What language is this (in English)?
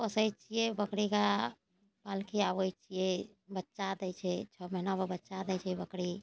Maithili